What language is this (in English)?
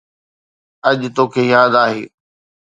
Sindhi